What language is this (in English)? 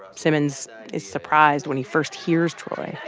English